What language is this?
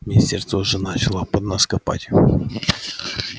Russian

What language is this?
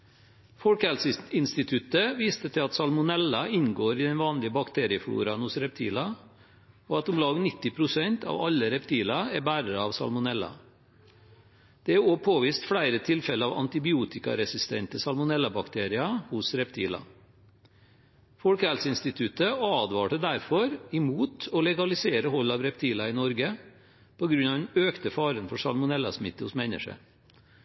Norwegian Bokmål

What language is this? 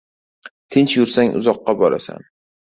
Uzbek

